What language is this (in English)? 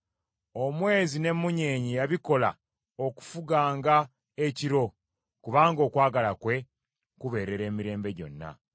Ganda